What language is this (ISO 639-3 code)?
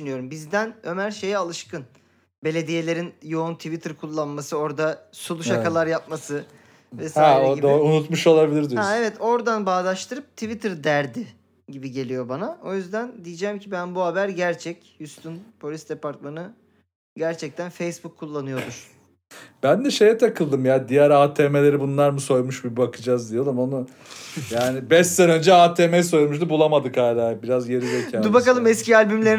tur